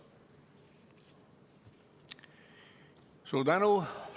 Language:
Estonian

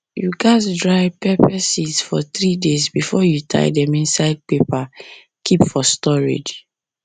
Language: Nigerian Pidgin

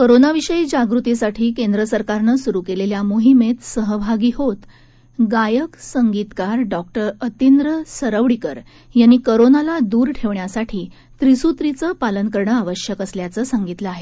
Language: Marathi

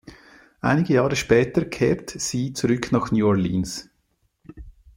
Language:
German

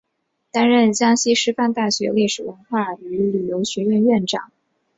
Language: Chinese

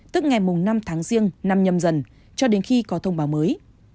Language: Vietnamese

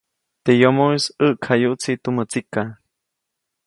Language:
Copainalá Zoque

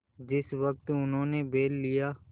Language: Hindi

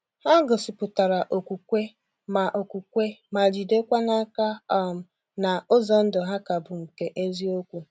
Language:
Igbo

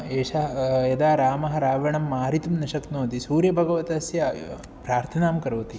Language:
Sanskrit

